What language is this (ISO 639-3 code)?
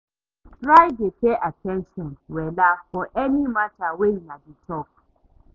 pcm